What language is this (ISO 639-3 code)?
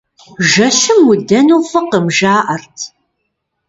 kbd